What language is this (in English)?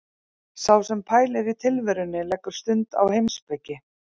Icelandic